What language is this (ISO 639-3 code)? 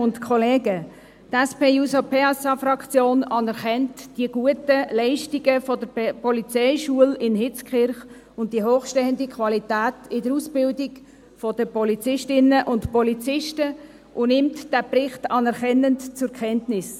gsw